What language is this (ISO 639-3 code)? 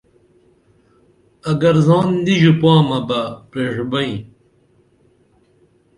dml